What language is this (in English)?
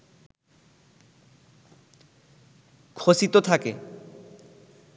Bangla